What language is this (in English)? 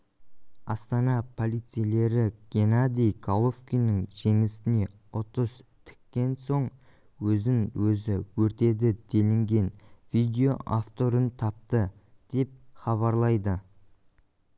Kazakh